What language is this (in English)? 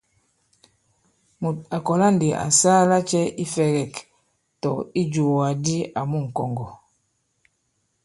Bankon